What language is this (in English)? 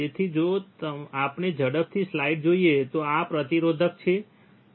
Gujarati